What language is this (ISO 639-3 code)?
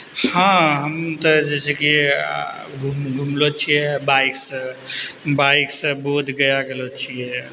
mai